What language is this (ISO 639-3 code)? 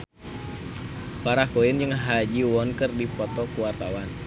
sun